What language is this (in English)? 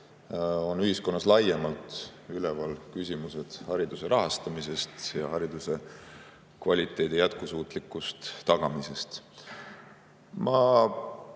Estonian